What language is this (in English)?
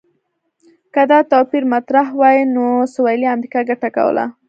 Pashto